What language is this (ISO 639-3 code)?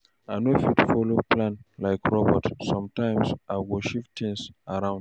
pcm